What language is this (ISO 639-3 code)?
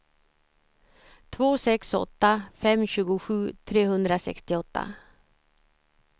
swe